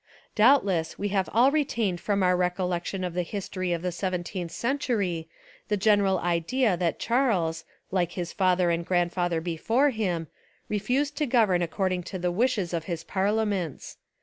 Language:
English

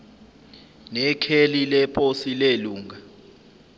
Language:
Zulu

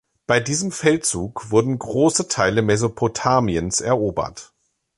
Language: German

